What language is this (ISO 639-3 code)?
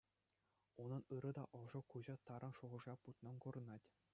chv